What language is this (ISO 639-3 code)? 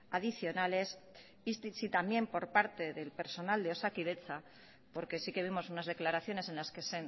spa